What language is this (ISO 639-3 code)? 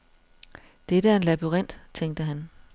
dan